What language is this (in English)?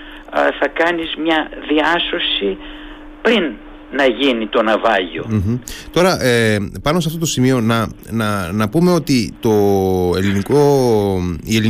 Greek